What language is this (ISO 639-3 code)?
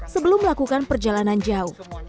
ind